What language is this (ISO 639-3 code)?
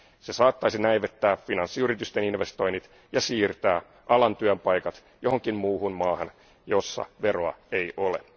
fin